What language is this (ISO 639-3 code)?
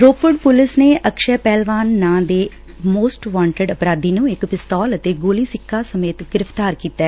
pan